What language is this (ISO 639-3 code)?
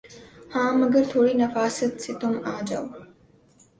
urd